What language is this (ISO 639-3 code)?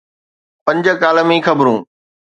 snd